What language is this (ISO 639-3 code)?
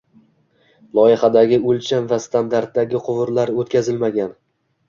uzb